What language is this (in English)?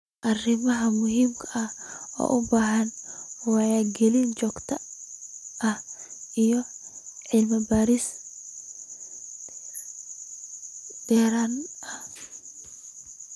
Somali